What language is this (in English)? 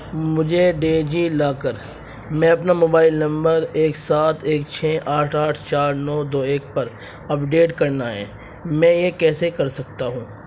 Urdu